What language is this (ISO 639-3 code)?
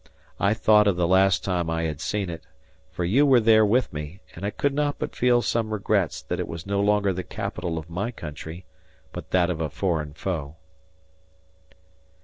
eng